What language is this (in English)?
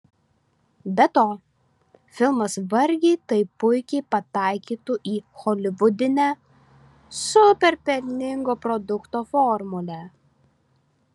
Lithuanian